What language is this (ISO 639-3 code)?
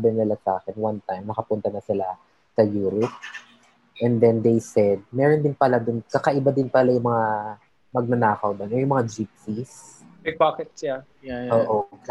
fil